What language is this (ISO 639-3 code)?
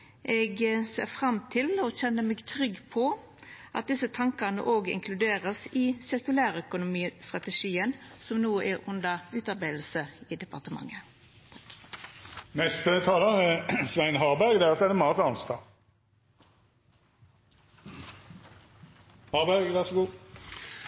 nor